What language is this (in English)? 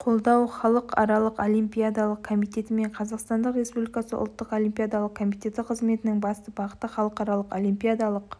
Kazakh